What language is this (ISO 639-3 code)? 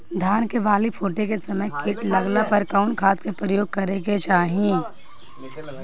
bho